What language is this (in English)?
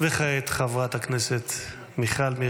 Hebrew